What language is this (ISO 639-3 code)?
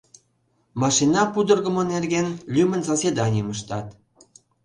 chm